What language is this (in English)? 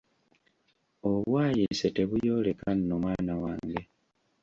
Ganda